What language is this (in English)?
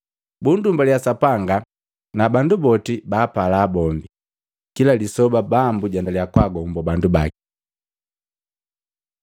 Matengo